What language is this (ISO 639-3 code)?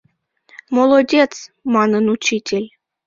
chm